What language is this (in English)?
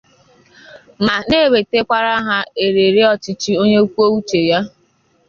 Igbo